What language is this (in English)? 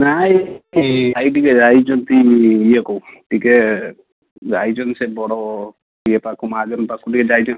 Odia